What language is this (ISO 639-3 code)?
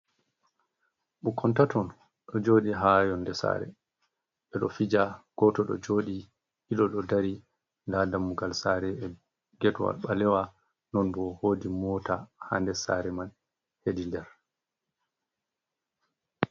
ful